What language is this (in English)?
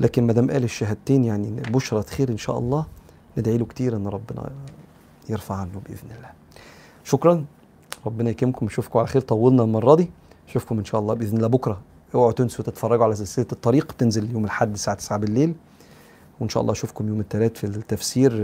Arabic